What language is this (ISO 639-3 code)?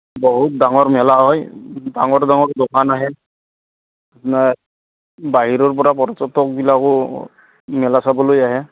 asm